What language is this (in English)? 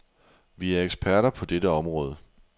Danish